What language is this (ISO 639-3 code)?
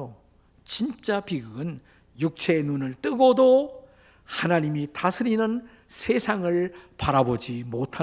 kor